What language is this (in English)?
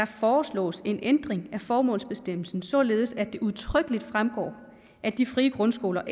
Danish